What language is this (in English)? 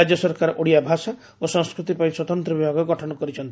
Odia